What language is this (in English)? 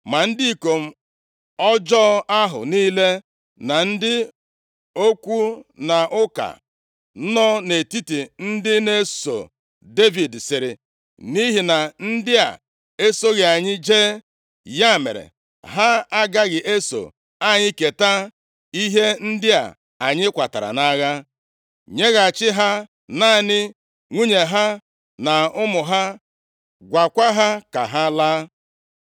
Igbo